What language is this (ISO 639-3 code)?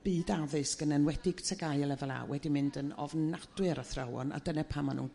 cym